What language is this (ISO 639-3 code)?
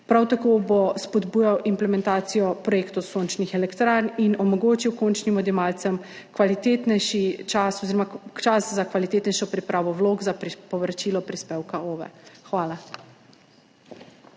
slv